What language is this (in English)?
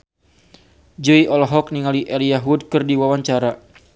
Sundanese